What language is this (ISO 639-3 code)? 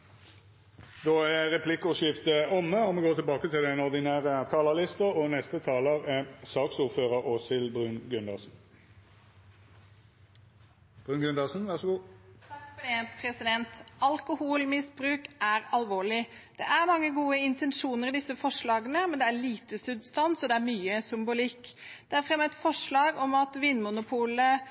nor